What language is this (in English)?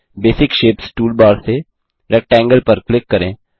Hindi